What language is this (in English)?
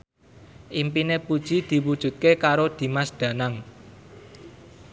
Javanese